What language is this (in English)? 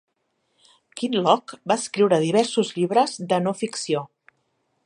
Catalan